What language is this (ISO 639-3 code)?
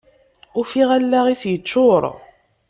kab